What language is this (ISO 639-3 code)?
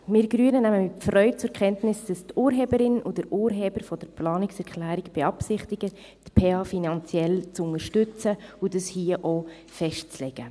gsw